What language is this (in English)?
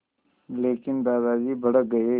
Hindi